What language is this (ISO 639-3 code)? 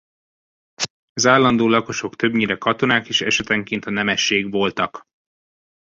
hun